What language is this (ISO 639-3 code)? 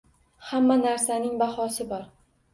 uzb